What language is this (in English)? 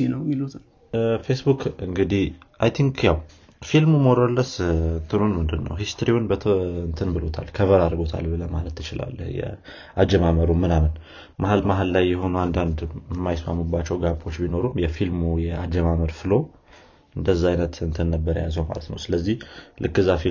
Amharic